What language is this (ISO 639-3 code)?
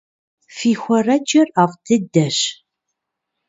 kbd